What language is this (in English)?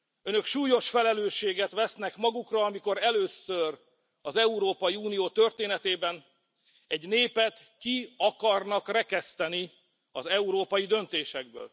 Hungarian